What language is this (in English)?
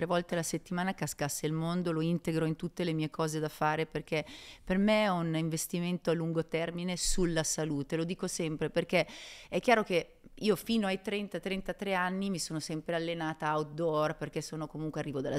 Italian